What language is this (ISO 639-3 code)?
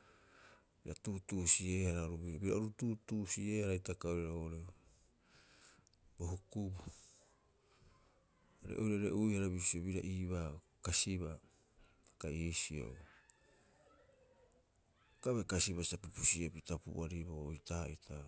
kyx